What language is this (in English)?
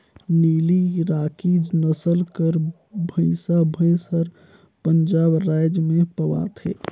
Chhattisgarhi